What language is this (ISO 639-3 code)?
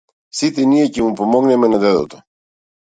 mkd